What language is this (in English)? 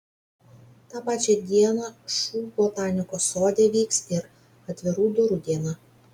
Lithuanian